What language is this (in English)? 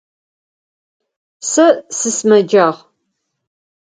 Adyghe